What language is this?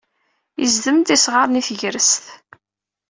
Kabyle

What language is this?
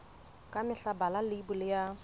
Southern Sotho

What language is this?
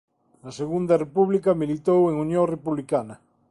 Galician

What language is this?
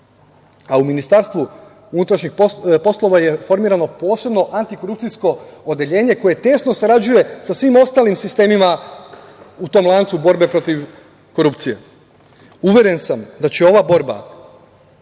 Serbian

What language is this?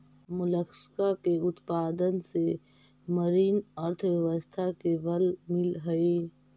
Magahi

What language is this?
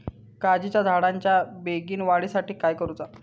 Marathi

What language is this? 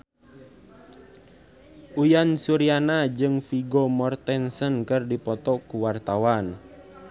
Sundanese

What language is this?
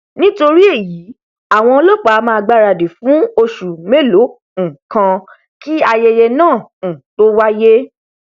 Yoruba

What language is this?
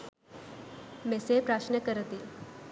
Sinhala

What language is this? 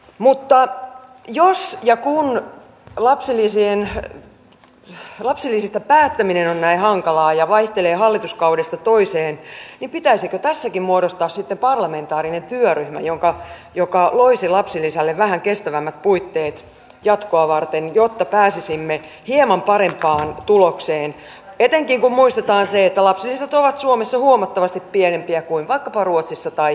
Finnish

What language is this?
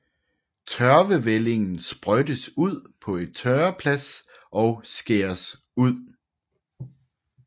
Danish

